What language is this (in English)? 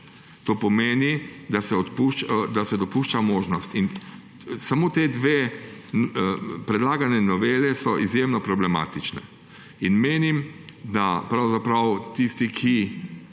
Slovenian